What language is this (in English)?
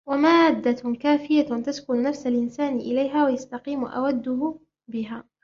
Arabic